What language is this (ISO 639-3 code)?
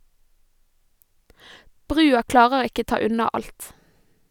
nor